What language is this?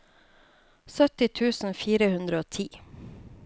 Norwegian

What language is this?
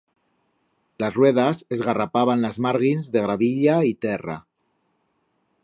Aragonese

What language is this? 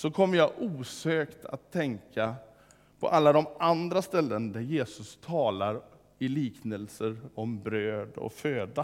Swedish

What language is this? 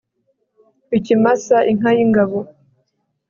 Kinyarwanda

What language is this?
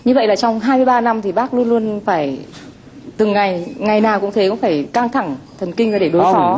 Vietnamese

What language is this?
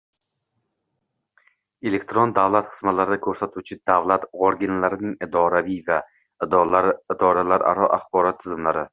Uzbek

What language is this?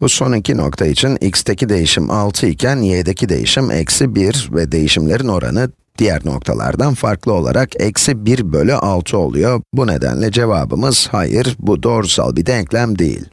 Turkish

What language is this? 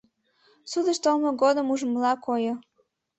Mari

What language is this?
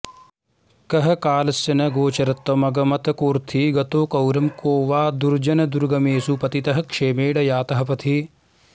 Sanskrit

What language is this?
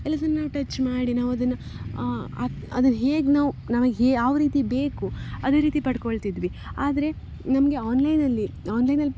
Kannada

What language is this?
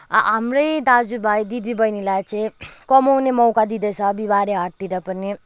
Nepali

